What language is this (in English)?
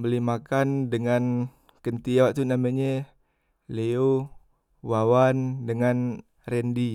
Musi